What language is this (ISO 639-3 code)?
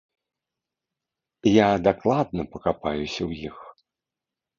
bel